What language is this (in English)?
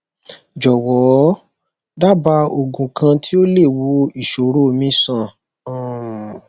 Yoruba